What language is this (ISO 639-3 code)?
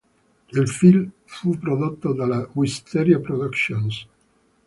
ita